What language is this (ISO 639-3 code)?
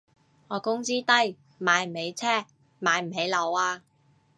yue